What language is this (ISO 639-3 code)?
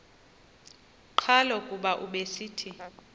xho